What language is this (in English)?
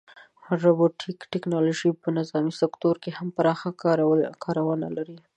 Pashto